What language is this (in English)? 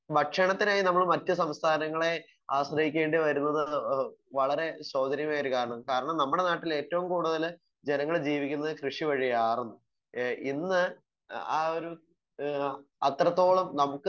Malayalam